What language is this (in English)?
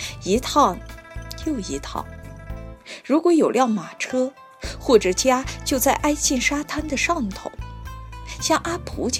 Chinese